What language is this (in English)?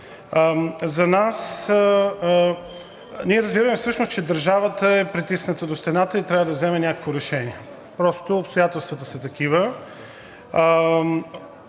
Bulgarian